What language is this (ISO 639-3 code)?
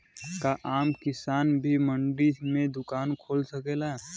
bho